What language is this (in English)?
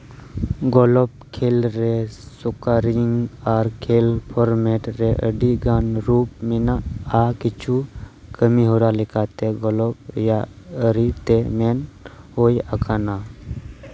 Santali